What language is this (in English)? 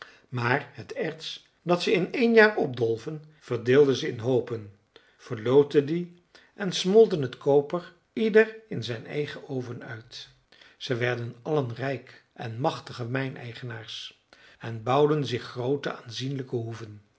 Dutch